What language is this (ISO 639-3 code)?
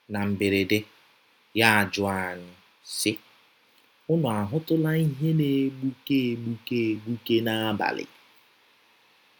ibo